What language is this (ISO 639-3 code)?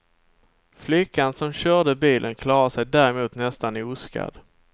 swe